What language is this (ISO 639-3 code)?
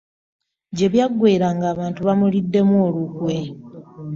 lug